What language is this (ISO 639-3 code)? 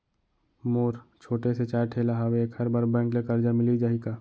hne